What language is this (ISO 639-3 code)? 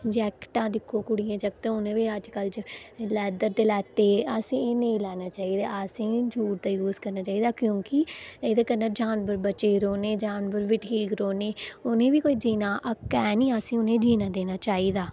doi